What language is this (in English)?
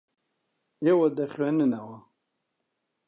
Central Kurdish